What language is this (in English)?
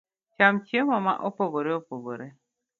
Luo (Kenya and Tanzania)